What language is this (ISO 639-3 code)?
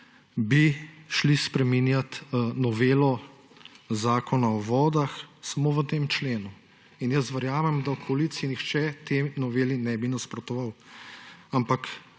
slv